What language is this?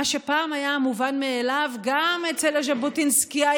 Hebrew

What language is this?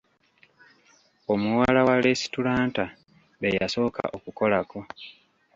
Ganda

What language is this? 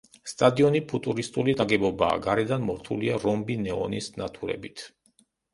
Georgian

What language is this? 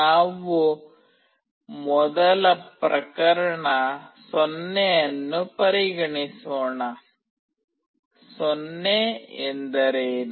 Kannada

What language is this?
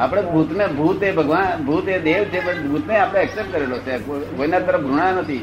Gujarati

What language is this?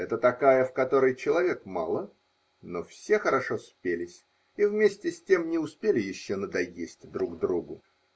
Russian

